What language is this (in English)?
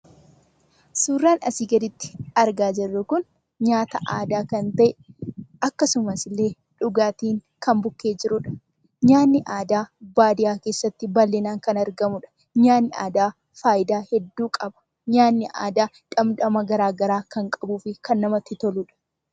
Oromo